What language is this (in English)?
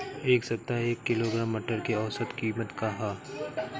Bhojpuri